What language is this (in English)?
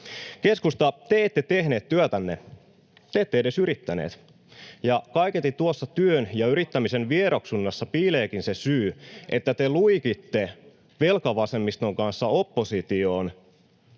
Finnish